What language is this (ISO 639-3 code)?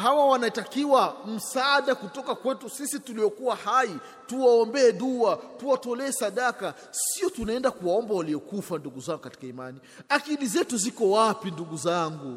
swa